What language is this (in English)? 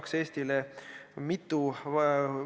Estonian